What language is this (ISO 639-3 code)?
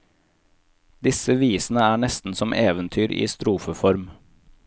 nor